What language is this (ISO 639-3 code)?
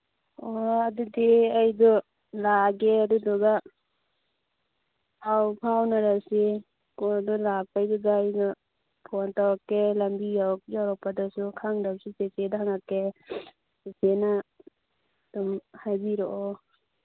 mni